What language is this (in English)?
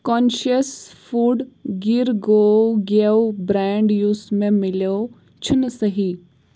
Kashmiri